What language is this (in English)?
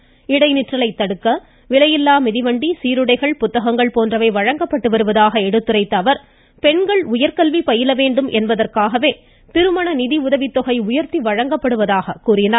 Tamil